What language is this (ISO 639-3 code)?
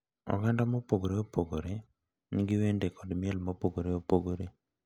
luo